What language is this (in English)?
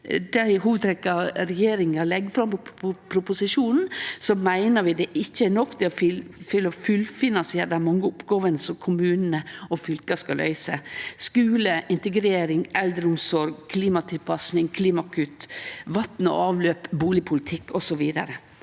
Norwegian